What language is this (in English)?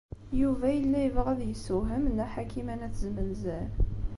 Kabyle